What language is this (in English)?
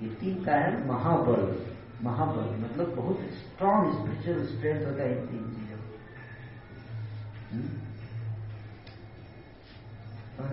Hindi